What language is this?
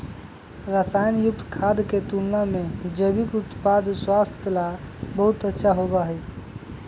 Magahi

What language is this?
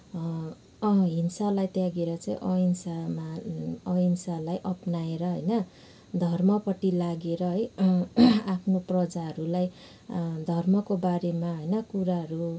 Nepali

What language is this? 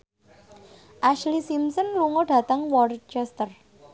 Javanese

